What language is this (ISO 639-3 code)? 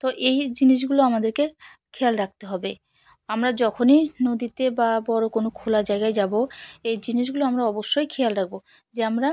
ben